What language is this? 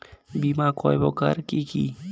Bangla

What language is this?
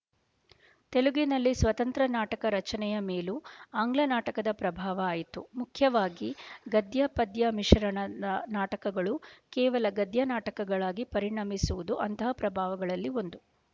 Kannada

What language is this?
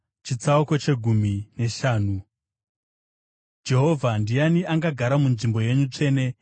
Shona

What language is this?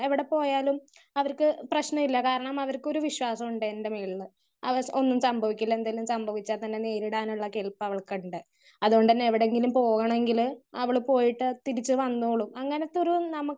Malayalam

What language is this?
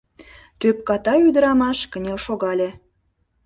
Mari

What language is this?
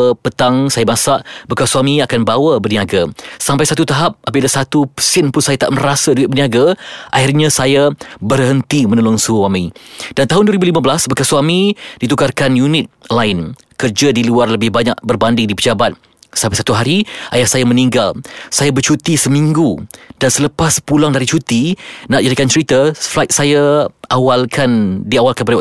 Malay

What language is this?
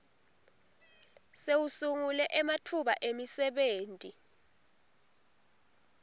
Swati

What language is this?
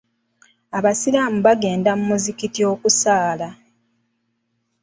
Ganda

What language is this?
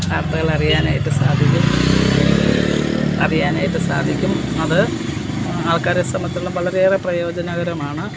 Malayalam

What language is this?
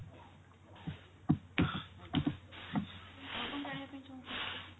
Odia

